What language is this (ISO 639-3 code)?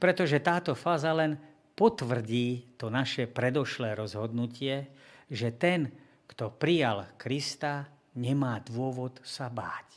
slk